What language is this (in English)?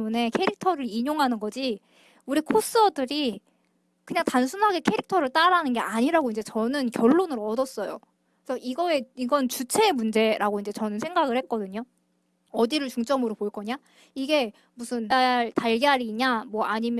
Korean